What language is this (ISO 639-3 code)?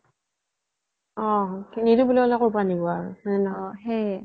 asm